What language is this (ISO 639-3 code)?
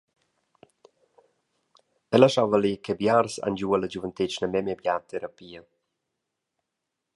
roh